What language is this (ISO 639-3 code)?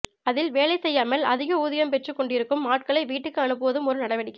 tam